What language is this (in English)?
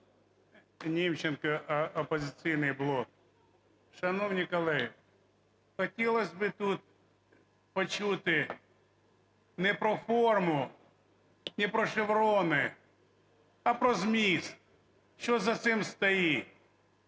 Ukrainian